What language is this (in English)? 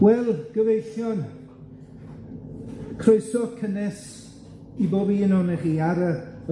Welsh